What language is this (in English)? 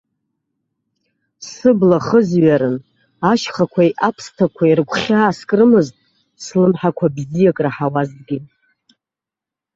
Abkhazian